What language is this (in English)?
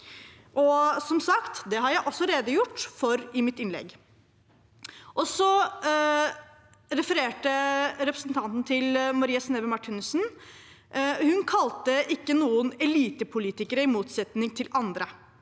Norwegian